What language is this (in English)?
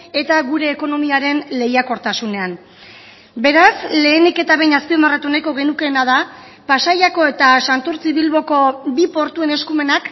Basque